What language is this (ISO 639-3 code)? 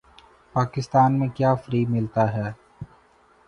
urd